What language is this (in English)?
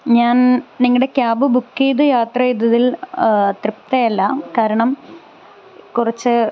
Malayalam